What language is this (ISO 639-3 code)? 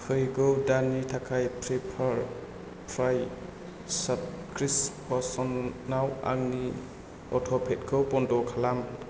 brx